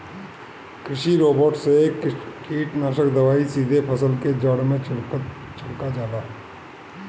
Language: Bhojpuri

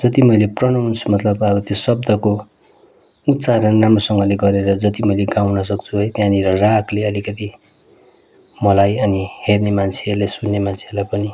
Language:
Nepali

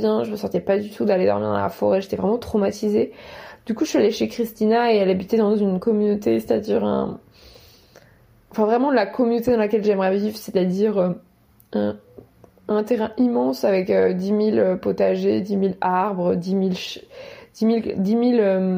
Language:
French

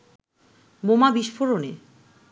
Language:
Bangla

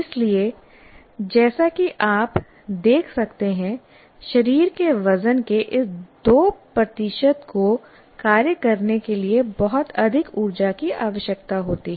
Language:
Hindi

